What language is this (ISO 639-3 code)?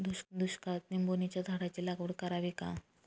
mar